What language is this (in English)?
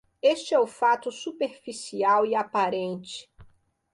Portuguese